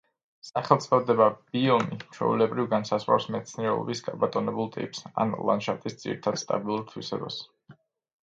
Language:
Georgian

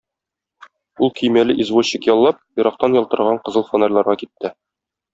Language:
Tatar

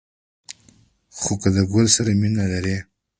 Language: Pashto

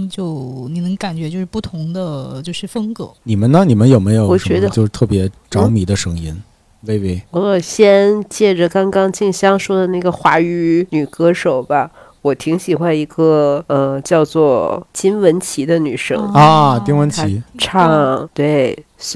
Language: Chinese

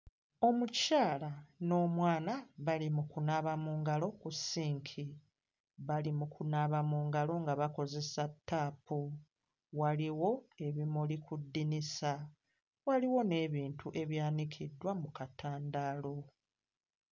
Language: Ganda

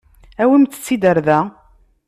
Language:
Kabyle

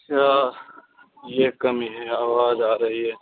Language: Urdu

